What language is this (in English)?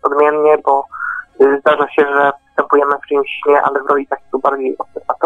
Polish